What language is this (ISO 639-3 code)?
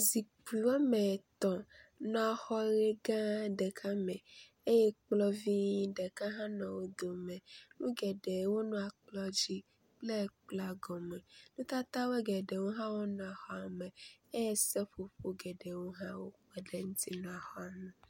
ewe